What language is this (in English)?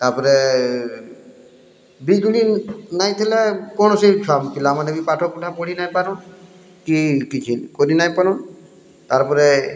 Odia